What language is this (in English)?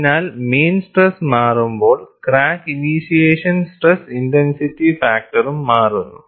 Malayalam